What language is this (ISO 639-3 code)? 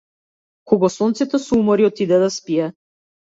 mkd